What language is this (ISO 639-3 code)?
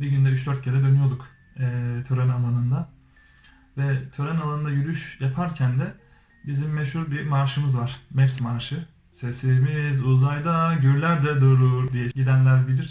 tur